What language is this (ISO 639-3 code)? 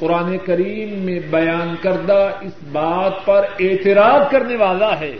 urd